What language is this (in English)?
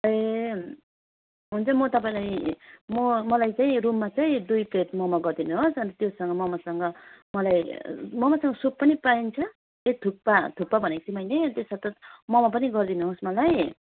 Nepali